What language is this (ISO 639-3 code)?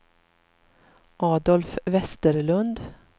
swe